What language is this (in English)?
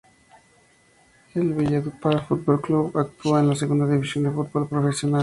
Spanish